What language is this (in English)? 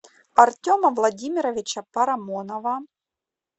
Russian